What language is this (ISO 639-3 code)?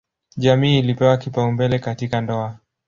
swa